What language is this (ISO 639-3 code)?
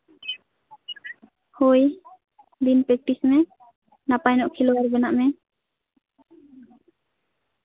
sat